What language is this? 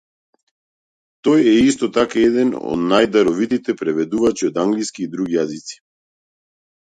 Macedonian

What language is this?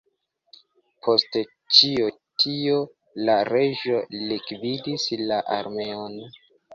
Esperanto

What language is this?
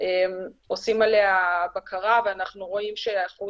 Hebrew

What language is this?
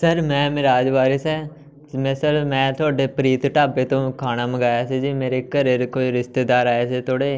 Punjabi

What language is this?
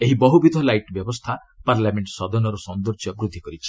Odia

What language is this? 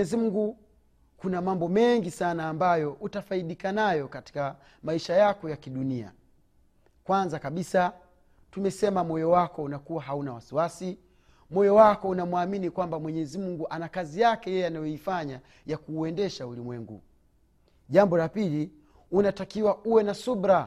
Swahili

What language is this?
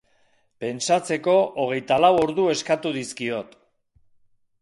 Basque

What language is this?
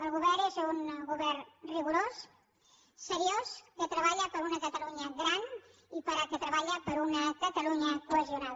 Catalan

